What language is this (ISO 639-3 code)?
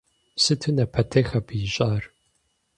kbd